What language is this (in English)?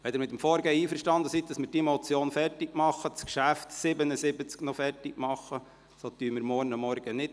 Swiss German